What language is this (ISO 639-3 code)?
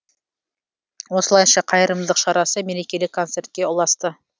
kaz